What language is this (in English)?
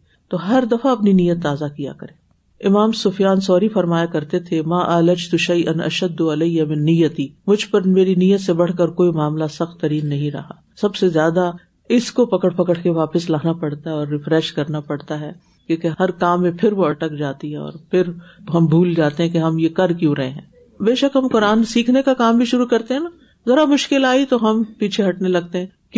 Urdu